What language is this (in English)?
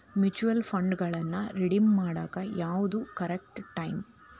Kannada